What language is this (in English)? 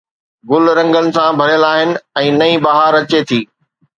Sindhi